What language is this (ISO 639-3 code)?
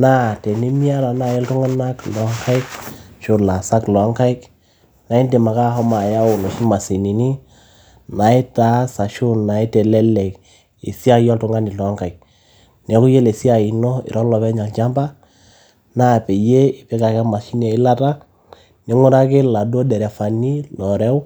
mas